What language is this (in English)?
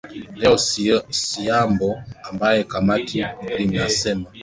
Swahili